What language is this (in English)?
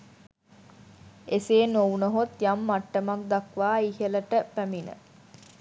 Sinhala